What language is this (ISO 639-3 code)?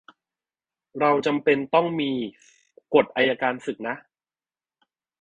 tha